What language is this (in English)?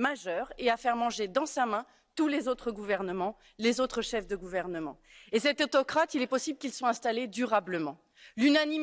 French